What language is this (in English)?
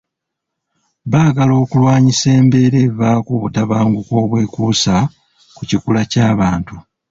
Ganda